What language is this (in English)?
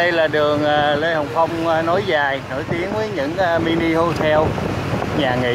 Vietnamese